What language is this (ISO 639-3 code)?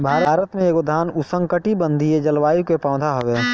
bho